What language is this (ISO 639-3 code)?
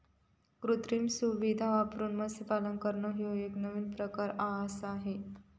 mar